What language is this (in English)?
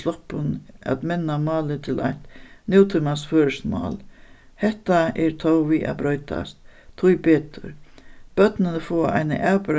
Faroese